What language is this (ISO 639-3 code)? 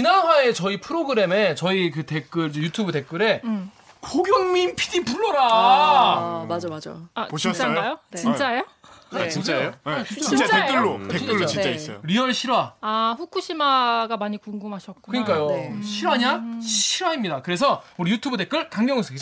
kor